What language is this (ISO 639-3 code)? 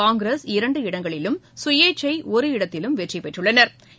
tam